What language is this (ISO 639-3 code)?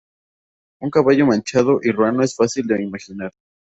spa